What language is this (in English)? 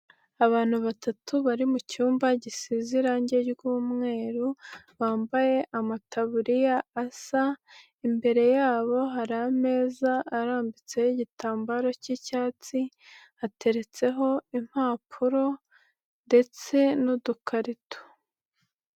Kinyarwanda